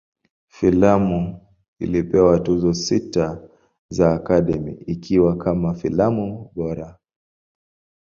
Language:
Swahili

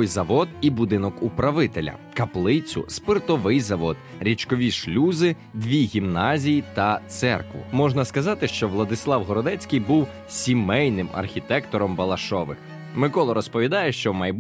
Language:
Ukrainian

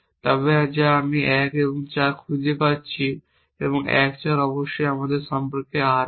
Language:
Bangla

